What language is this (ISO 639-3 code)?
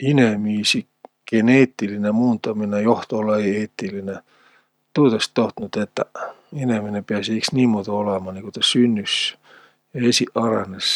vro